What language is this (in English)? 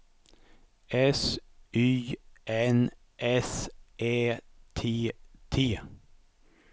Swedish